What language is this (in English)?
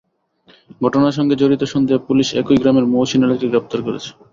Bangla